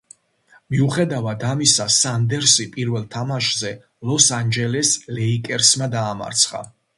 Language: Georgian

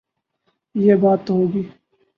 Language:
Urdu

